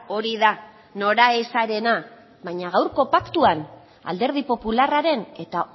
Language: Basque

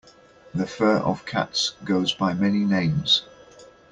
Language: English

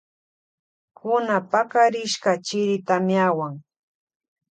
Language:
Loja Highland Quichua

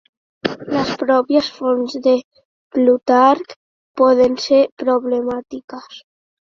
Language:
Catalan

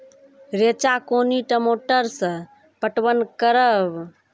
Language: Maithili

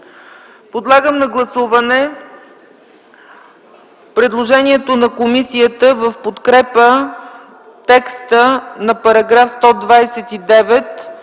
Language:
Bulgarian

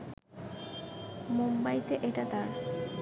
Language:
Bangla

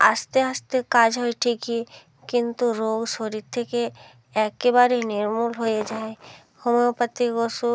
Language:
Bangla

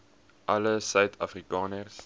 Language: Afrikaans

